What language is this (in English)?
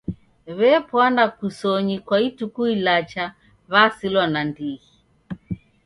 Taita